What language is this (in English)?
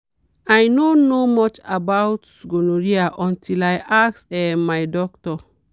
Nigerian Pidgin